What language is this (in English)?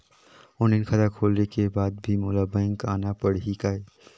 Chhattisgarhi